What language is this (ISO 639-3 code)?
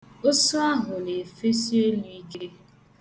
ibo